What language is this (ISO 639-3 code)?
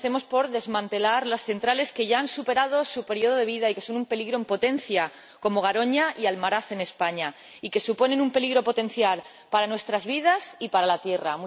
spa